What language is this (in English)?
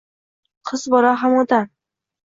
Uzbek